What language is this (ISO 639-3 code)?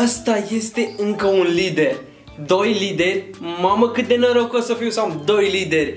ron